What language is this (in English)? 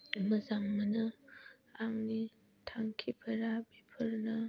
Bodo